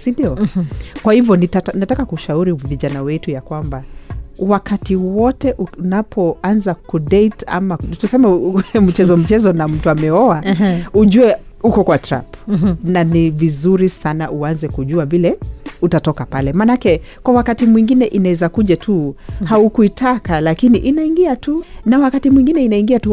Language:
Swahili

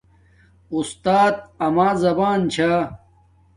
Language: Domaaki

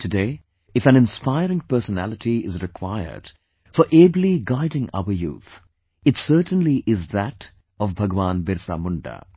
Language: English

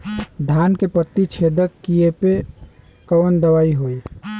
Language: Bhojpuri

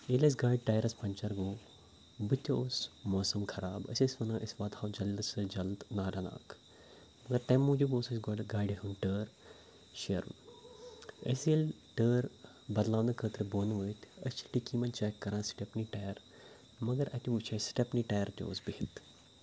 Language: Kashmiri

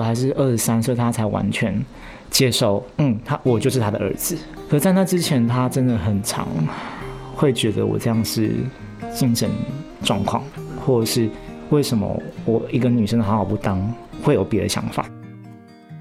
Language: Chinese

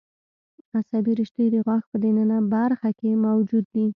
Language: Pashto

